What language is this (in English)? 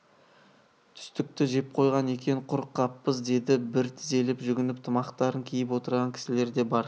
Kazakh